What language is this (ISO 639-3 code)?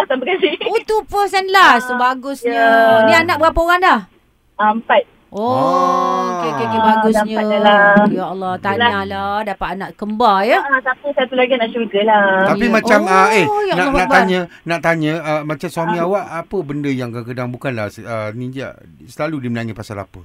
msa